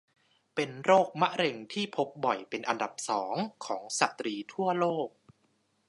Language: Thai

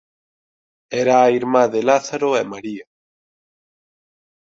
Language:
Galician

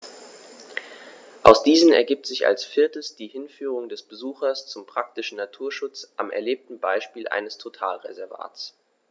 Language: German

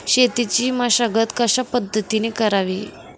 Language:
Marathi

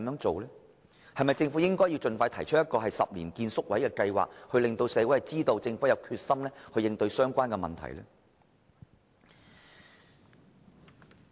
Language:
Cantonese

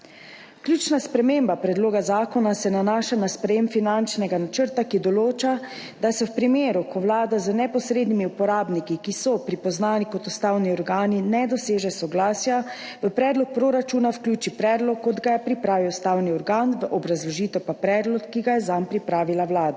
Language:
Slovenian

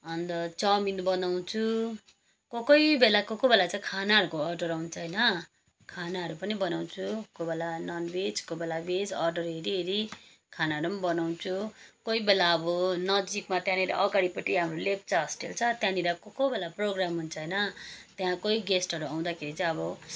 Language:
Nepali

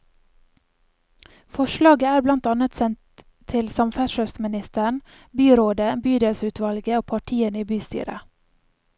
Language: Norwegian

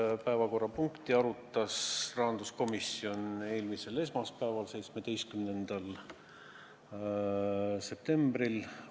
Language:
Estonian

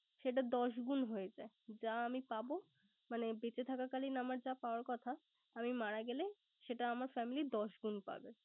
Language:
Bangla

